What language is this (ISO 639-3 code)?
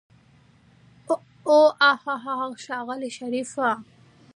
pus